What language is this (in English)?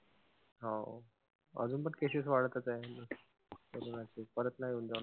Marathi